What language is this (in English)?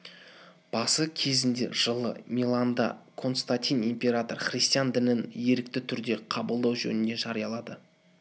Kazakh